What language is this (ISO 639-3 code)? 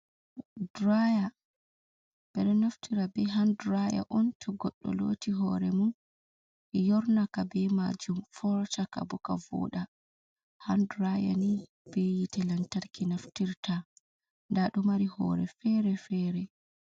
ful